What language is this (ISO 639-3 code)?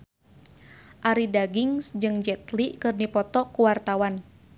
sun